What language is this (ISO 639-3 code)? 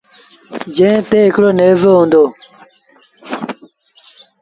sbn